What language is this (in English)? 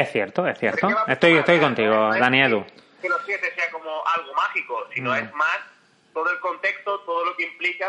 Spanish